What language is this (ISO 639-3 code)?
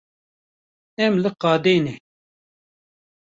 kur